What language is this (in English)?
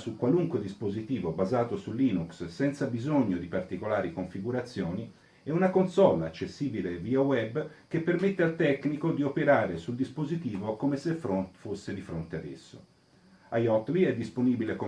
Italian